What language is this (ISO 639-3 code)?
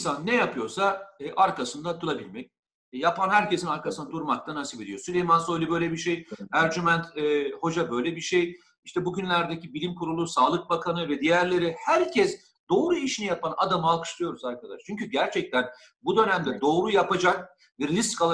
tur